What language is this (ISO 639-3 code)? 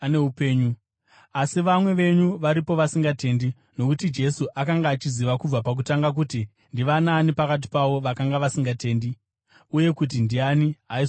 sna